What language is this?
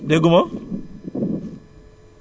Wolof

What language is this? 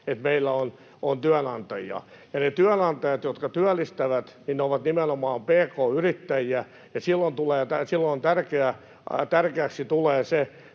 Finnish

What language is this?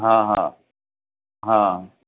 Sindhi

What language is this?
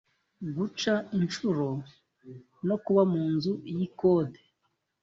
Kinyarwanda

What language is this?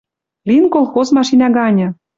Western Mari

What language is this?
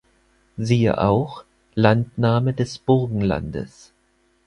German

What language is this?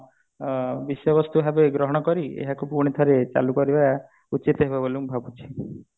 Odia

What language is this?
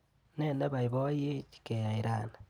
Kalenjin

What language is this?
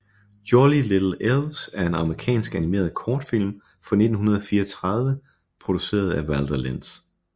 Danish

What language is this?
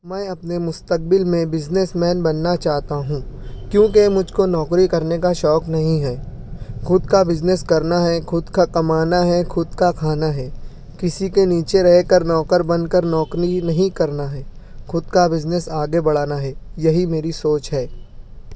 Urdu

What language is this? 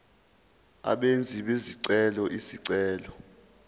Zulu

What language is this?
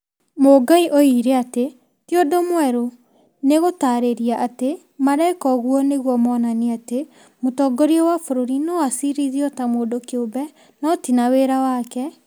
Kikuyu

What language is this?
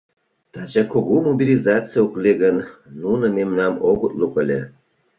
Mari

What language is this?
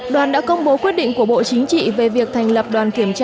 Vietnamese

